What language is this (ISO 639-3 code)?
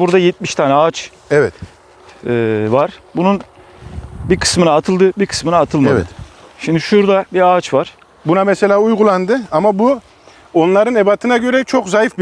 tur